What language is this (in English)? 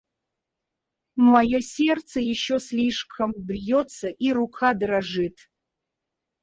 Russian